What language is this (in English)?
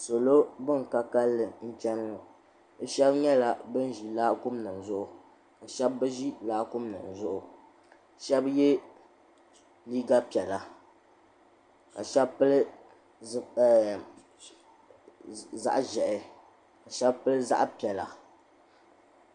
Dagbani